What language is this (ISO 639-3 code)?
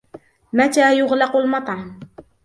ara